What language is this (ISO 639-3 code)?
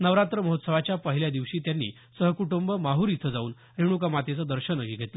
mar